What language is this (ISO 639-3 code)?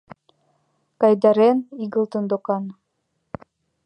chm